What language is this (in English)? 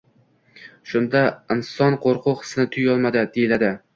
Uzbek